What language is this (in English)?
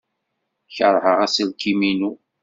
Kabyle